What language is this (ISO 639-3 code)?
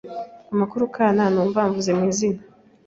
kin